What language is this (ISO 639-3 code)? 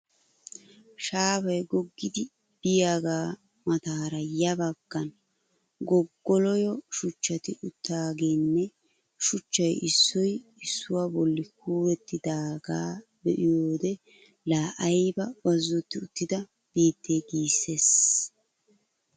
wal